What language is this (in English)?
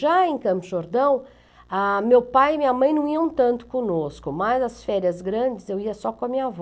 Portuguese